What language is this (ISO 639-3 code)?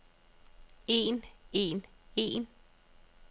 dan